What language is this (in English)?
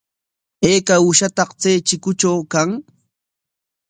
Corongo Ancash Quechua